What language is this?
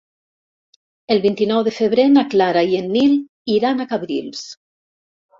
Catalan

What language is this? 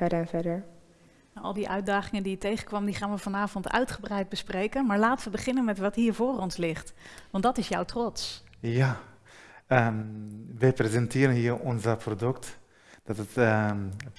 Dutch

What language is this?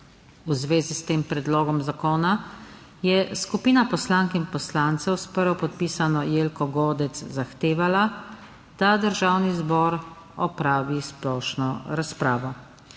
Slovenian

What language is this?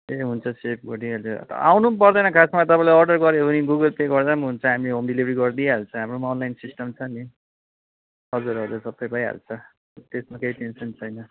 Nepali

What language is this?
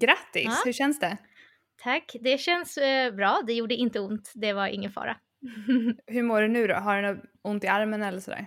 Swedish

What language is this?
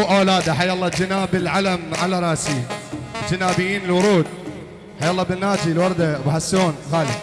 Arabic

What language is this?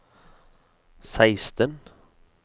Norwegian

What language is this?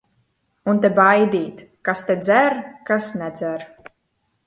Latvian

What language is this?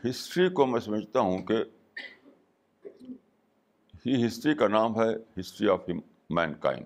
Urdu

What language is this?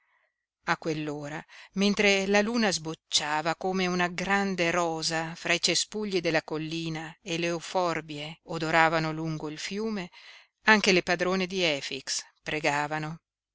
Italian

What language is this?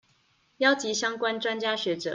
Chinese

